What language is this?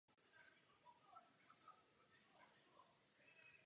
Czech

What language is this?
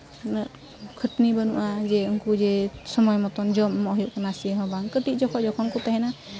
Santali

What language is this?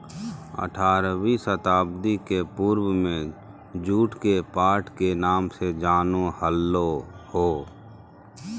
Magahi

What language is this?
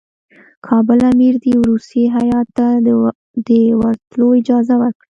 Pashto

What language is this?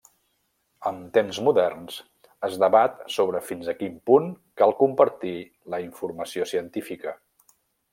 Catalan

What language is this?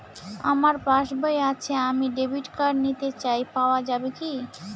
Bangla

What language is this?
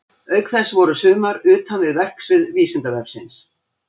Icelandic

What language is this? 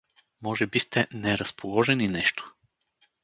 Bulgarian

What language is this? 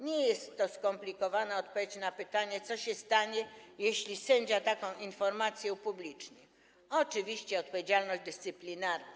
Polish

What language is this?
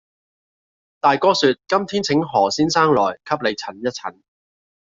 Cantonese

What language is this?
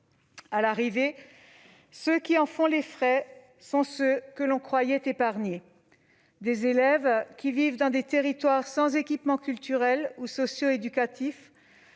French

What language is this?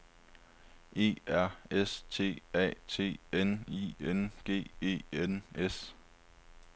Danish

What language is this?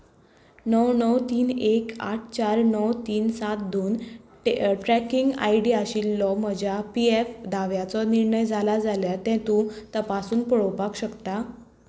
Konkani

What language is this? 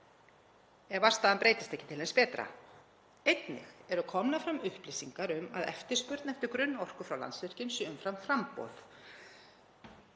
Icelandic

